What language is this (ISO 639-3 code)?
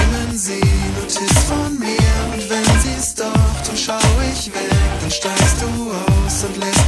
pol